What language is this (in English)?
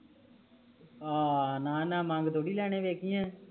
Punjabi